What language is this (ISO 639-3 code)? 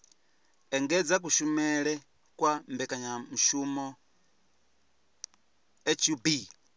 ven